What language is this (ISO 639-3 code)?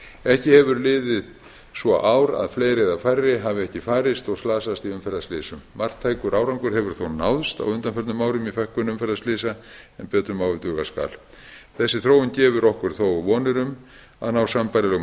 isl